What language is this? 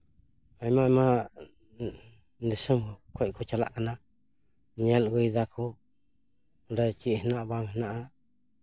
Santali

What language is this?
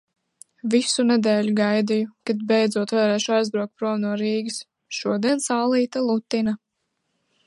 Latvian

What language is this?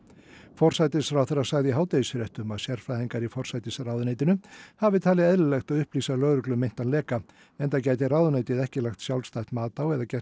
Icelandic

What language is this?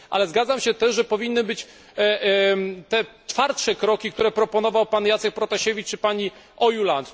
Polish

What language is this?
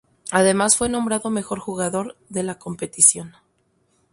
Spanish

